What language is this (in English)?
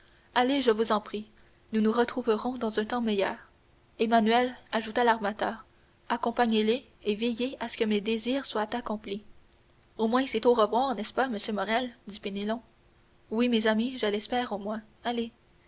French